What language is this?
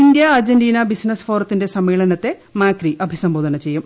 Malayalam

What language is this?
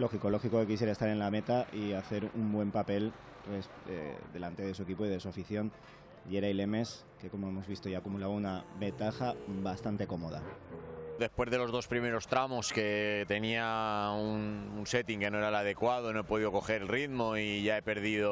Spanish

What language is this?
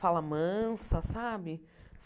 Portuguese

